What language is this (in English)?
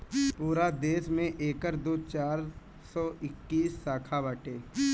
Bhojpuri